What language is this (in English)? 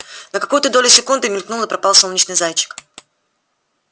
Russian